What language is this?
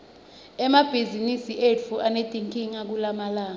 Swati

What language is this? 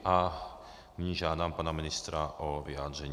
Czech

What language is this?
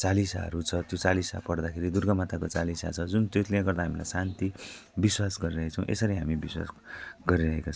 Nepali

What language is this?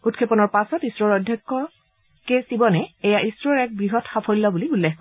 Assamese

